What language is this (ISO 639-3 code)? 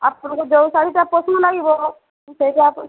ori